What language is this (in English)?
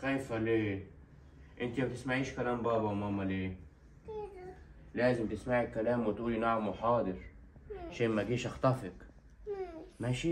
Arabic